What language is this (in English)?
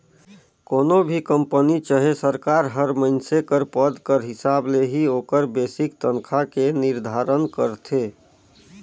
Chhattisgarhi